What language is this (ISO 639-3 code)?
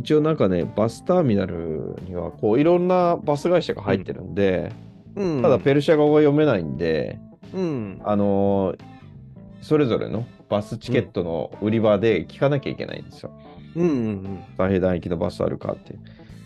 jpn